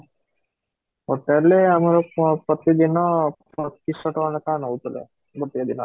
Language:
Odia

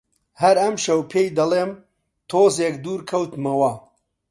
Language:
Central Kurdish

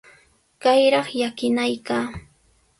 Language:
Sihuas Ancash Quechua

